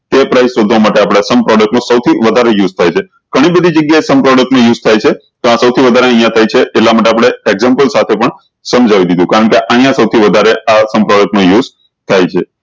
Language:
Gujarati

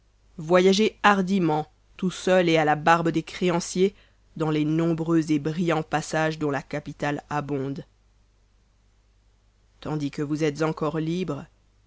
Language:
French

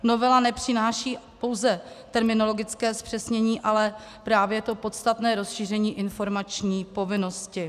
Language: Czech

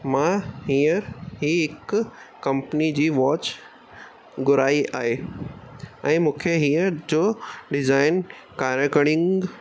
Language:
Sindhi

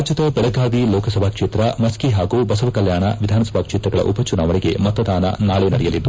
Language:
Kannada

